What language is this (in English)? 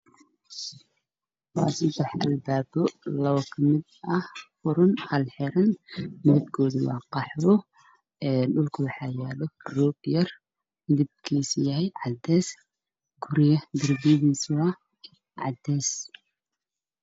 Somali